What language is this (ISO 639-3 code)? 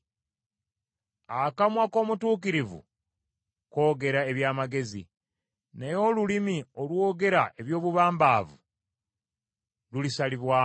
lug